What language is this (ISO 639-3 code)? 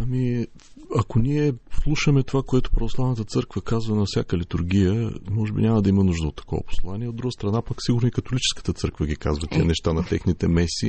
bul